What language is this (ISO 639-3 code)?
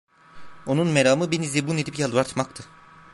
tur